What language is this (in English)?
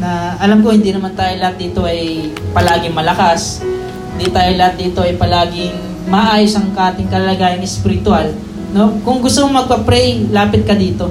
Filipino